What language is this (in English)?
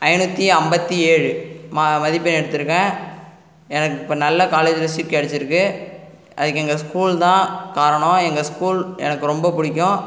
Tamil